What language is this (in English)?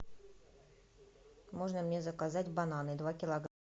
Russian